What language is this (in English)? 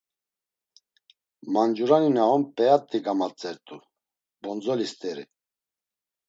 Laz